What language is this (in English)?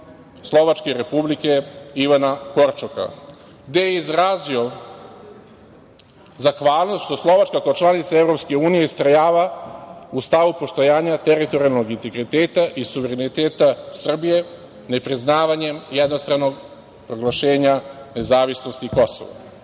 Serbian